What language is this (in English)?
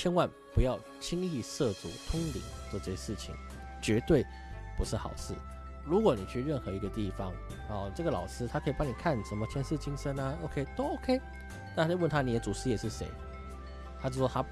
Chinese